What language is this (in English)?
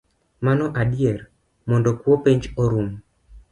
Luo (Kenya and Tanzania)